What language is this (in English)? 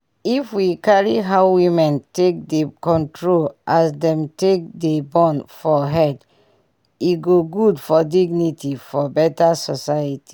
Nigerian Pidgin